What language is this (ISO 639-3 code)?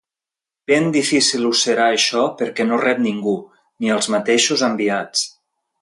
cat